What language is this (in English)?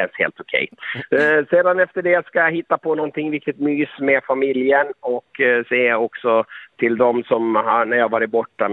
Swedish